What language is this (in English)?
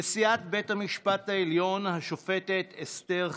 Hebrew